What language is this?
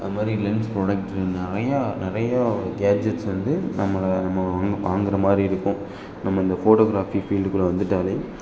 Tamil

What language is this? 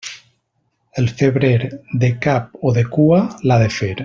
Catalan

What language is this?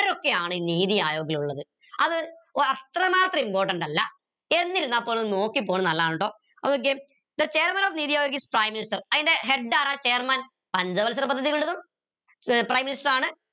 Malayalam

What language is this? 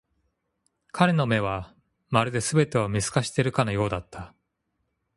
Japanese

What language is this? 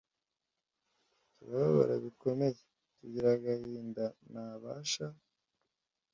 Kinyarwanda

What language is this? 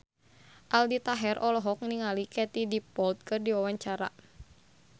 Sundanese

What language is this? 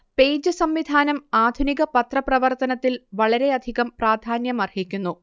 Malayalam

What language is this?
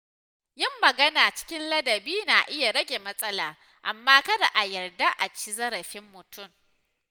Hausa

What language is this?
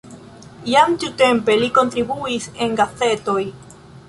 Esperanto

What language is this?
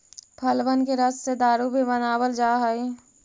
Magahi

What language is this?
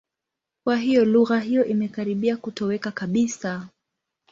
Swahili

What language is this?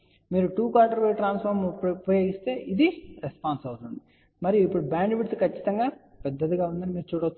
Telugu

